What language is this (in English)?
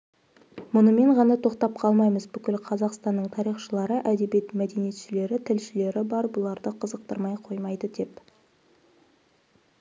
Kazakh